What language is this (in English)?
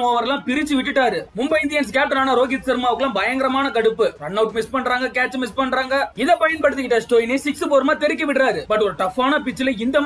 Romanian